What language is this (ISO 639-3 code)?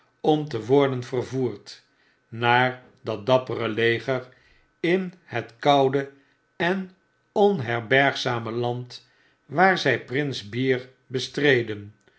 nld